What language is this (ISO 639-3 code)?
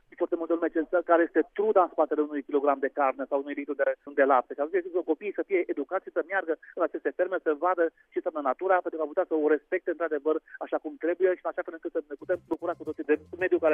ron